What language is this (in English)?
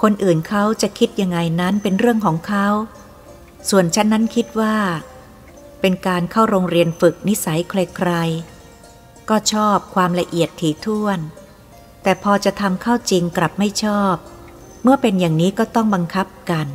Thai